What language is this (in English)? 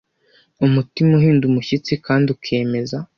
Kinyarwanda